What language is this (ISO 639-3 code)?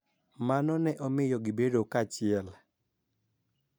luo